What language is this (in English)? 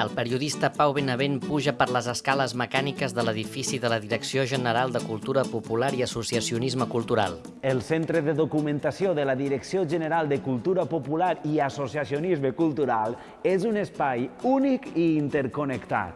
Catalan